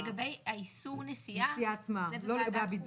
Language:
Hebrew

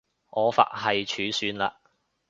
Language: Cantonese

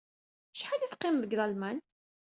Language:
Kabyle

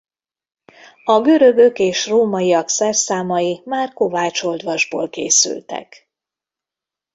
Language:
Hungarian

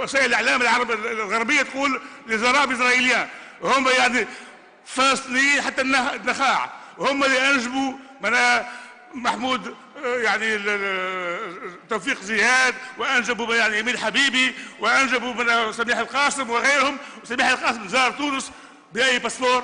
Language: Arabic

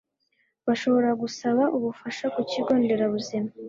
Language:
Kinyarwanda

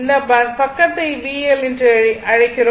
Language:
Tamil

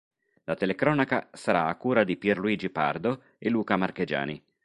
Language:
Italian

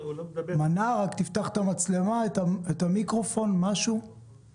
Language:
Hebrew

